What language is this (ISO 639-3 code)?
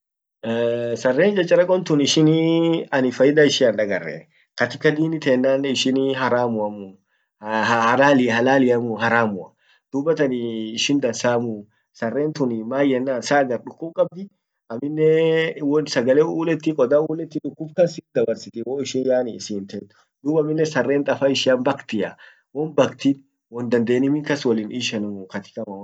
orc